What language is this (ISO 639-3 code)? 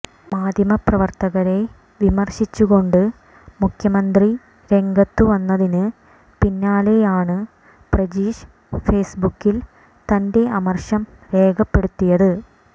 mal